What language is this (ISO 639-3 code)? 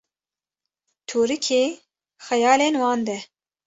kur